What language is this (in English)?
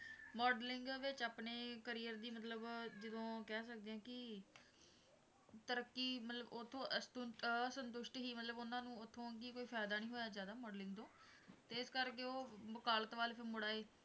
Punjabi